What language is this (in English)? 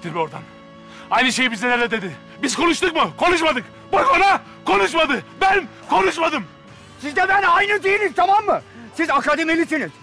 Turkish